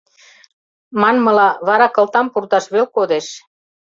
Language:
Mari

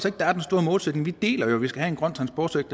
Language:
Danish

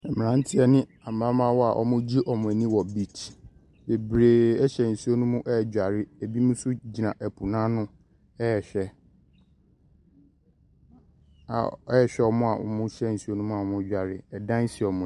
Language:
Akan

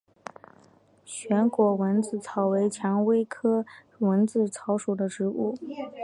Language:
Chinese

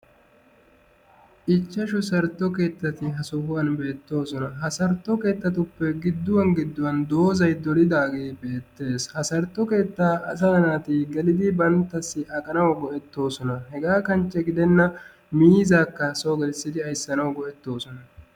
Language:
Wolaytta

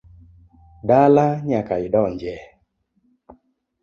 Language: Luo (Kenya and Tanzania)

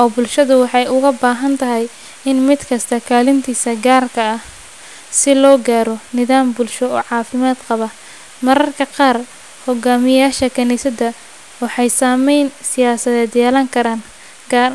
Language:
Somali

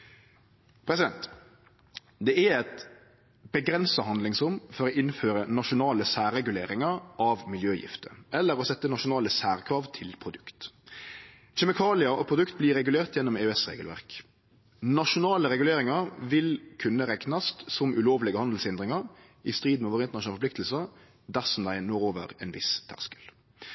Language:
Norwegian Nynorsk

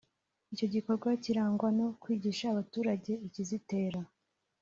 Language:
Kinyarwanda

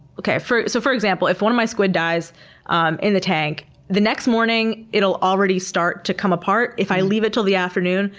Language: English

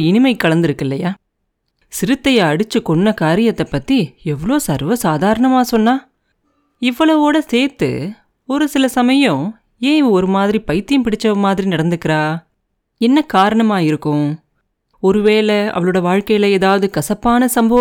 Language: Tamil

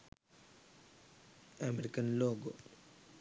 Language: Sinhala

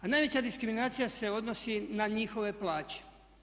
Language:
Croatian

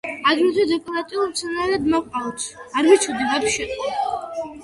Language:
Georgian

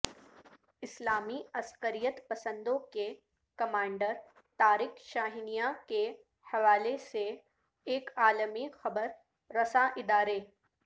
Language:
Urdu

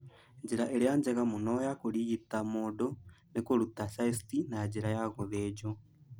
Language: Kikuyu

